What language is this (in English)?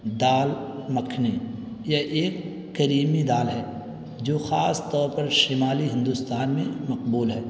Urdu